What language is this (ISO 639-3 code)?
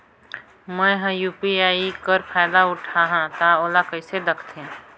hne